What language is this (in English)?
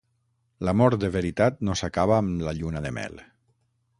Catalan